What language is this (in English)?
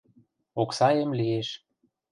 Western Mari